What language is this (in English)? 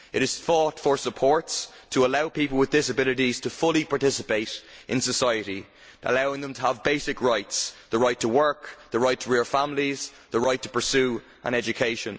English